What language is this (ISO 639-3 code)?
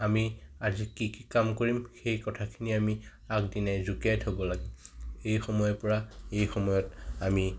asm